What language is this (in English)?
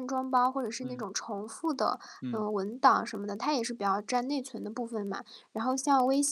Chinese